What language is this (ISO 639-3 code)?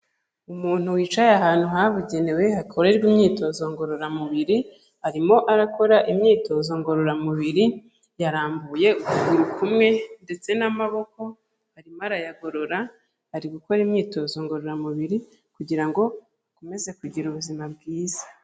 kin